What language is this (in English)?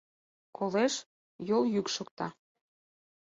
Mari